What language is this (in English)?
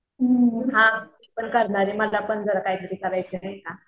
Marathi